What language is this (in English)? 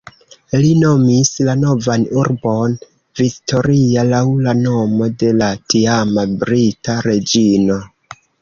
Esperanto